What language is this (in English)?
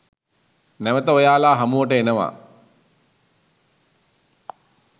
Sinhala